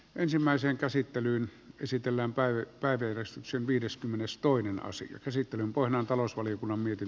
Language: Finnish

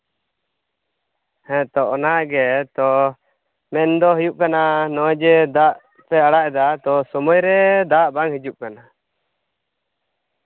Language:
Santali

